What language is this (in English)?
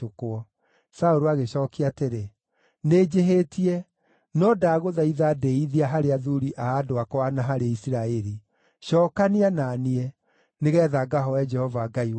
Kikuyu